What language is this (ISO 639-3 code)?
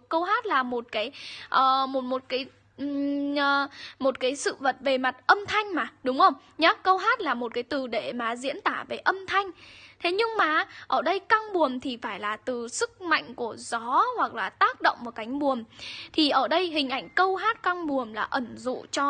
vie